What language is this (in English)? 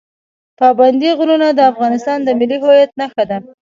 Pashto